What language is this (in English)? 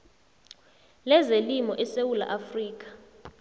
South Ndebele